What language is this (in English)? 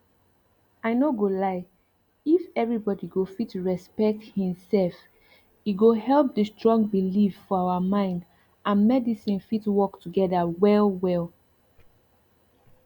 Nigerian Pidgin